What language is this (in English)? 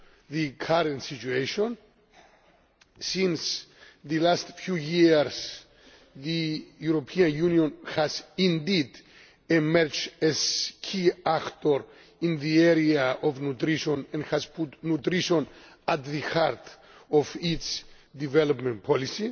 English